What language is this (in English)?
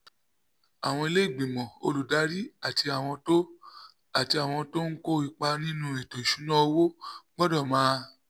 Yoruba